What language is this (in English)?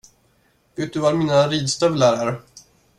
Swedish